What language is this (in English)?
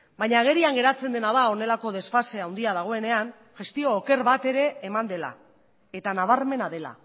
Basque